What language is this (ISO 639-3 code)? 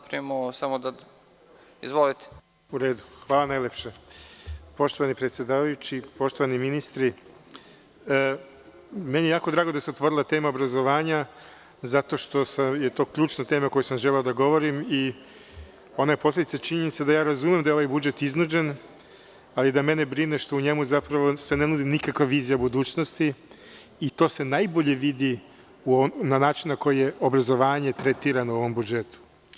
srp